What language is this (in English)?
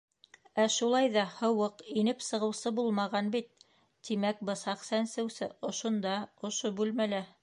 Bashkir